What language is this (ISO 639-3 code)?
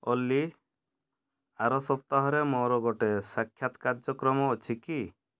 ori